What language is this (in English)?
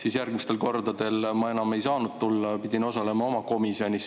Estonian